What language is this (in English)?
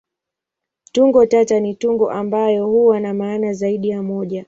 Swahili